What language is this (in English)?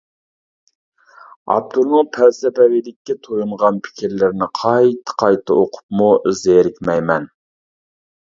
Uyghur